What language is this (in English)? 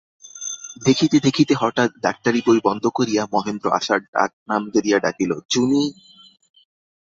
Bangla